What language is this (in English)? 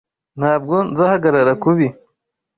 Kinyarwanda